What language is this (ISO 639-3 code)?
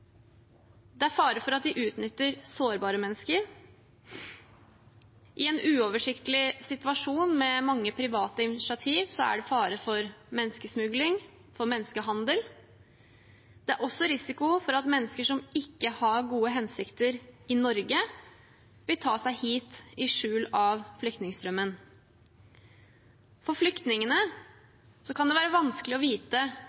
nob